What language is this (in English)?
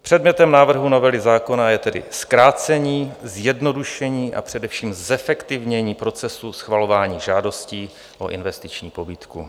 Czech